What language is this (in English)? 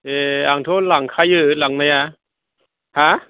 Bodo